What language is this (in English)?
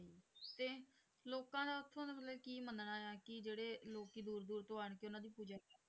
Punjabi